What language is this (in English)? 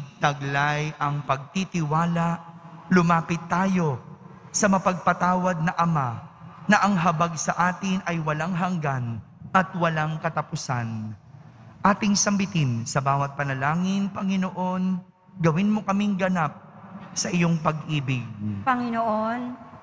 Filipino